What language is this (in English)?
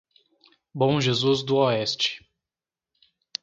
Portuguese